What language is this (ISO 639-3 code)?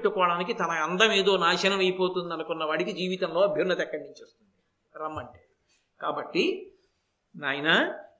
tel